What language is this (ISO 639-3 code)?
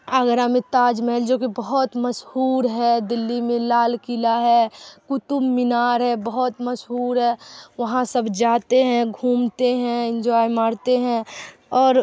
urd